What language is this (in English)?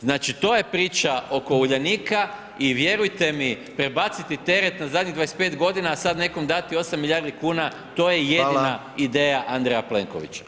Croatian